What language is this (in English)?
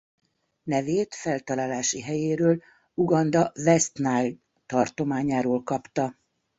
Hungarian